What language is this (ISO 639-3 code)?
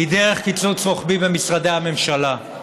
heb